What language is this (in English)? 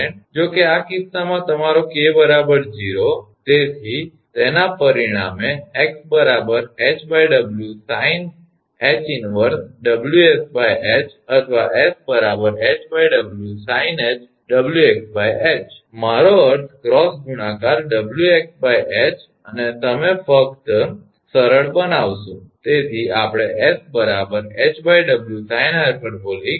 Gujarati